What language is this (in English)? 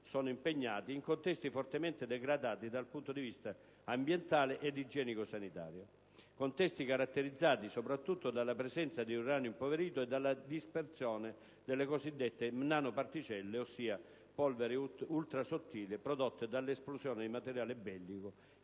Italian